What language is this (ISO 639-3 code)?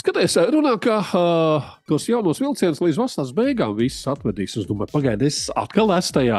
lav